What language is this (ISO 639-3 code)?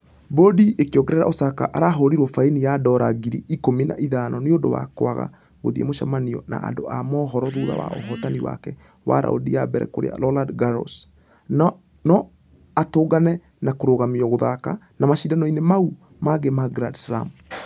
kik